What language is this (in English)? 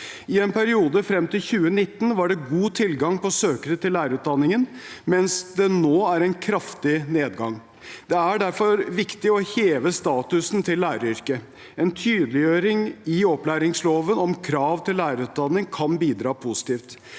Norwegian